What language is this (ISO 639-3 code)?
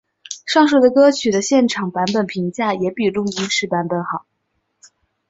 zho